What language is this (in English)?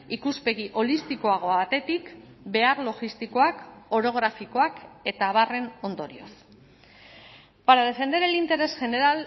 Basque